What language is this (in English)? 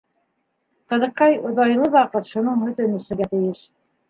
Bashkir